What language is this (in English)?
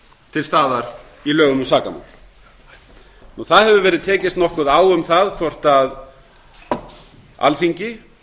Icelandic